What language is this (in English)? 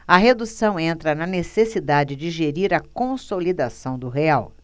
Portuguese